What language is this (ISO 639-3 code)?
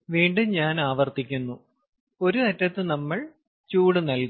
mal